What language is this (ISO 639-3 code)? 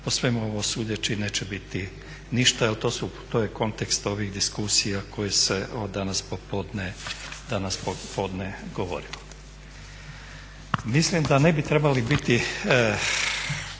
hrv